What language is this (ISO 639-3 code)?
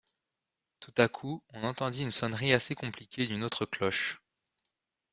fra